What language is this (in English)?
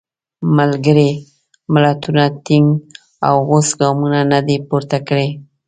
Pashto